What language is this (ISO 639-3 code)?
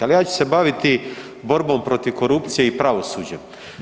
hrv